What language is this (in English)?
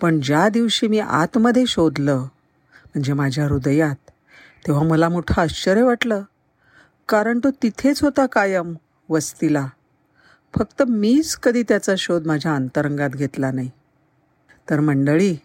Marathi